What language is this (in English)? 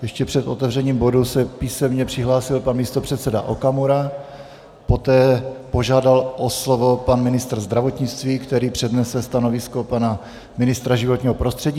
Czech